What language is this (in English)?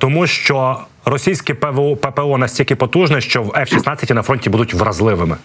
Ukrainian